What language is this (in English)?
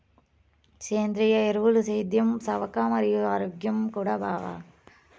Telugu